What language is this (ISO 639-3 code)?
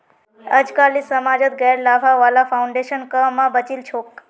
mag